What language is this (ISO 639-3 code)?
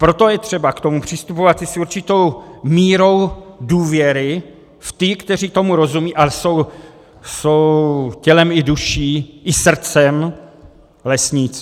ces